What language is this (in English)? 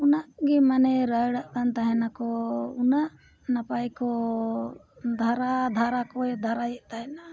Santali